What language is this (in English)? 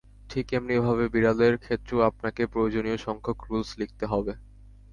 Bangla